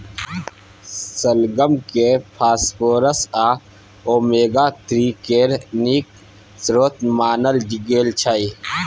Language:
Maithili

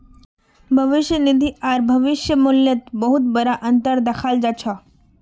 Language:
Magahi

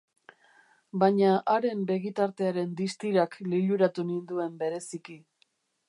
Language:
Basque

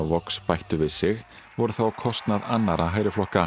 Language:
Icelandic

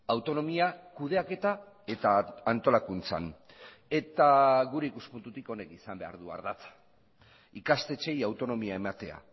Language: Basque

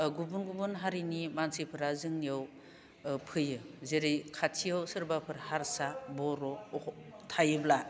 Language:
Bodo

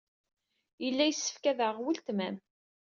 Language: Kabyle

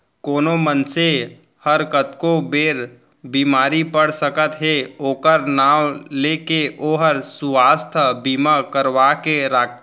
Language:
Chhattisgarhi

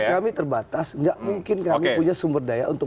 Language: Indonesian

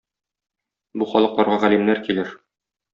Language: Tatar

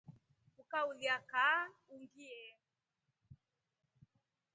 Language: Rombo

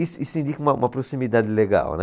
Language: Portuguese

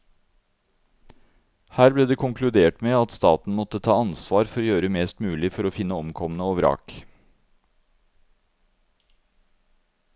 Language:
Norwegian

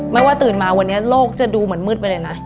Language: Thai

